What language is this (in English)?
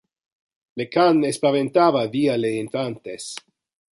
Interlingua